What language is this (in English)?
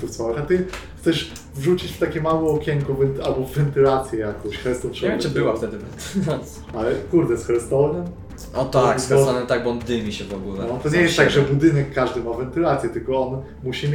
Polish